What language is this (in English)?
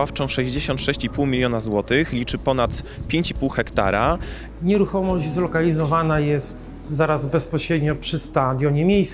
Polish